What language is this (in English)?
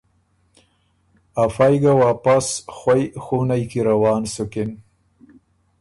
Ormuri